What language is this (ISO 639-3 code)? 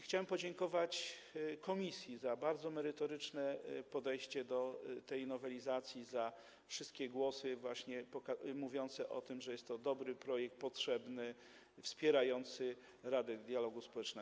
pol